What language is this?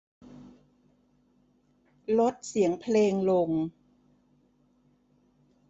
Thai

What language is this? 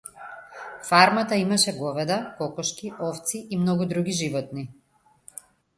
Macedonian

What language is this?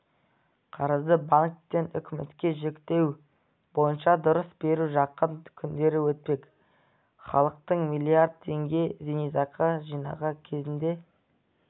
Kazakh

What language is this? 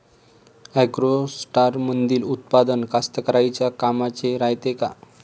Marathi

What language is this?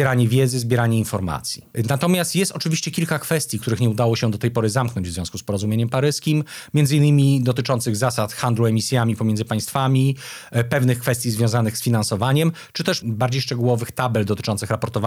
Polish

